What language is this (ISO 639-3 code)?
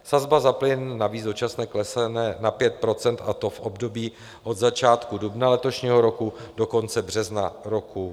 ces